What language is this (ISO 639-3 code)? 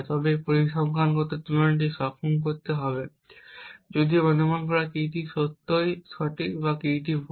ben